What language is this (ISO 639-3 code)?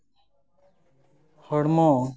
sat